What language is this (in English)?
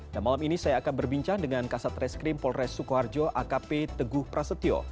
Indonesian